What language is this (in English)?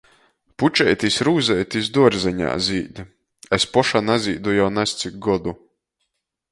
Latgalian